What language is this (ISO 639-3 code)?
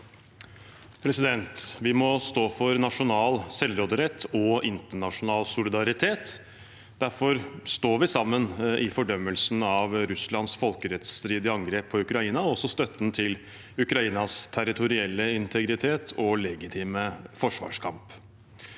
nor